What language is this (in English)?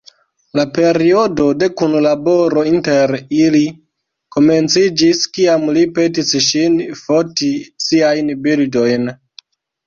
Esperanto